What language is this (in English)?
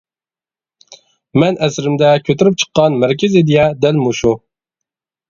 Uyghur